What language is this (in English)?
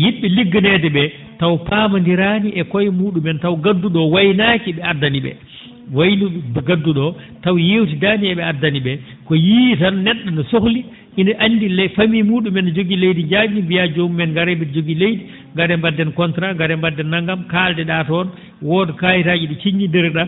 Fula